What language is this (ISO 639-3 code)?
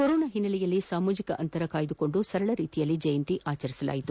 kan